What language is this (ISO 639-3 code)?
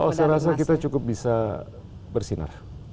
ind